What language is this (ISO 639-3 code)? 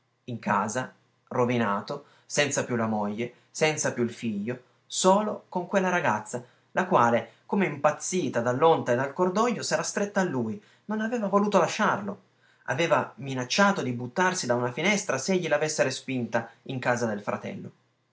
ita